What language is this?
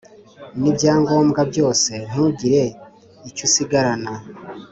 Kinyarwanda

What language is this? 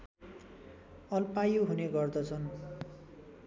Nepali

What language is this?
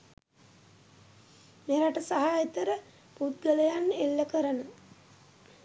Sinhala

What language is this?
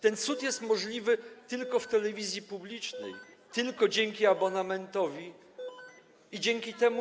Polish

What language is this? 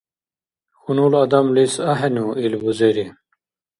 Dargwa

